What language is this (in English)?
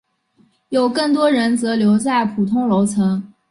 Chinese